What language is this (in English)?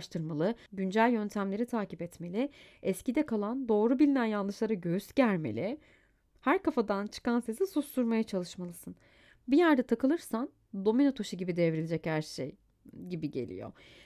Turkish